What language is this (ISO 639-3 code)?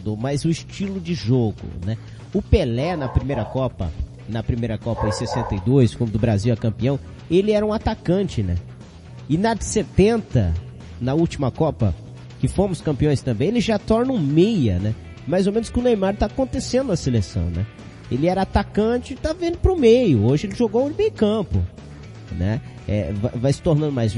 por